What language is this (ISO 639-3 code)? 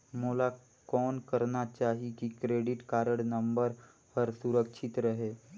hne